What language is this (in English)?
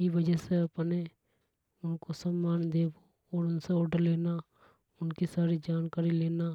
Hadothi